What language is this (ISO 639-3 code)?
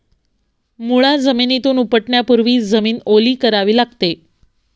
mar